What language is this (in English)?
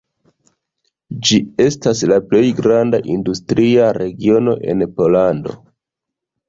Esperanto